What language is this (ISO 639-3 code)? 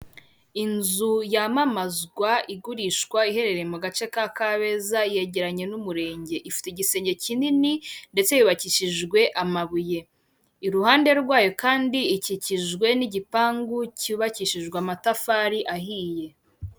kin